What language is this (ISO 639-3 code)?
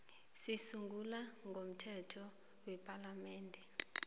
nbl